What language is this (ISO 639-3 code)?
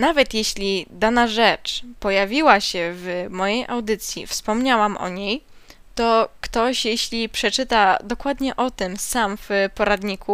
pol